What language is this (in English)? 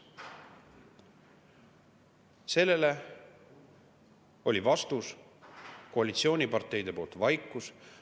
Estonian